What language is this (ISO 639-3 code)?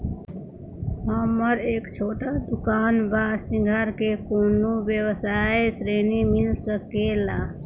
bho